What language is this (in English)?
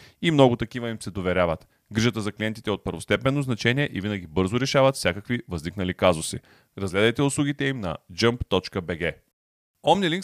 Bulgarian